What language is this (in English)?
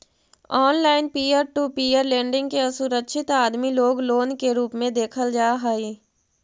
Magahi